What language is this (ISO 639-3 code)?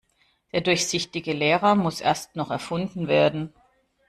deu